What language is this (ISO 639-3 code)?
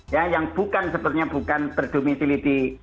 ind